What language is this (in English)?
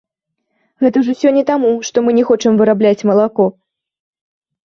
Belarusian